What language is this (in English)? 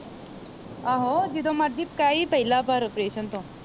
Punjabi